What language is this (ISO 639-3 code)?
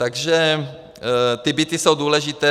ces